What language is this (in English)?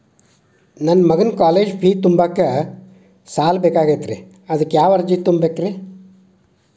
Kannada